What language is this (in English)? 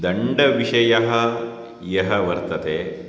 Sanskrit